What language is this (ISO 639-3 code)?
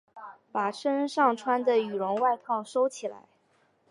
zho